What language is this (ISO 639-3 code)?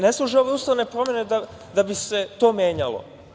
srp